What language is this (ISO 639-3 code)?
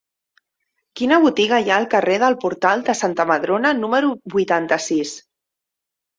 cat